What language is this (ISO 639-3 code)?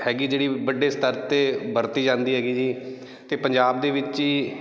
pan